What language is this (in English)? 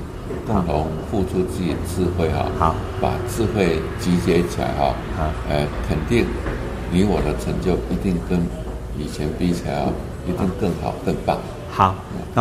Chinese